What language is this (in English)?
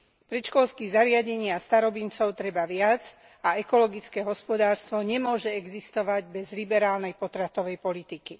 Slovak